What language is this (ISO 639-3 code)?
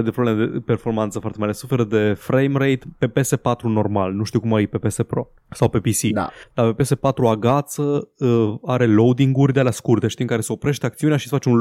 ron